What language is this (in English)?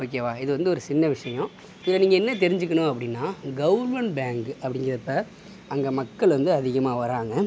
Tamil